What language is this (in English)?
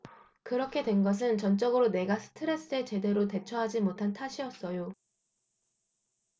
Korean